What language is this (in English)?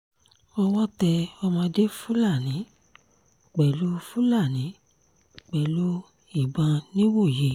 Yoruba